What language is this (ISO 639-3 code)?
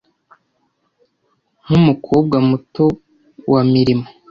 kin